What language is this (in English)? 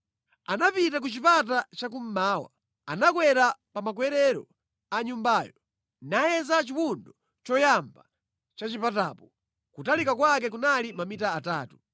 Nyanja